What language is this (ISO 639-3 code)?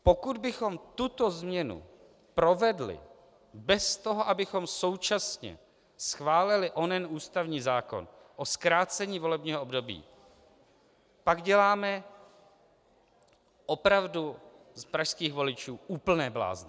ces